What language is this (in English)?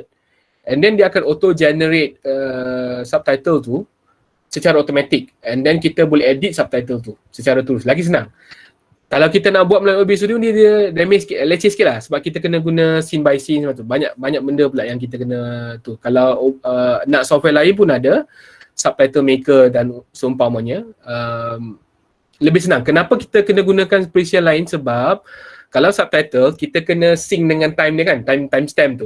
Malay